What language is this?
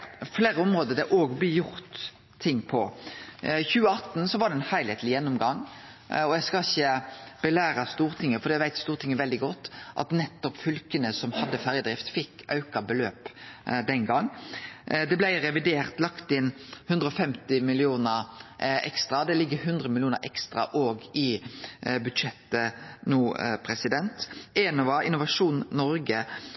Norwegian Nynorsk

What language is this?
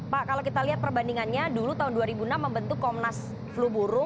Indonesian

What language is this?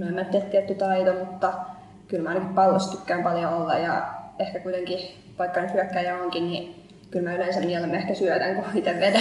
Finnish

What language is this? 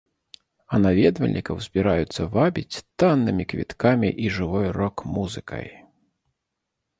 Belarusian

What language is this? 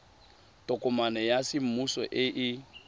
Tswana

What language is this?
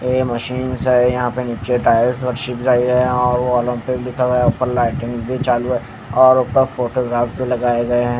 Hindi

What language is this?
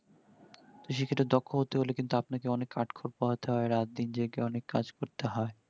Bangla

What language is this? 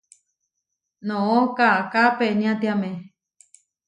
Huarijio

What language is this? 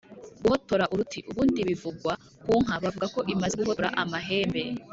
Kinyarwanda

